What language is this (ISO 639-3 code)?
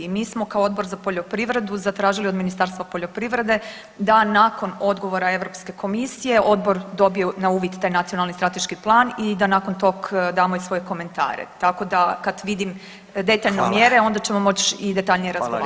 hrv